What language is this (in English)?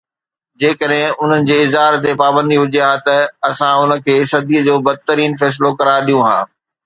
Sindhi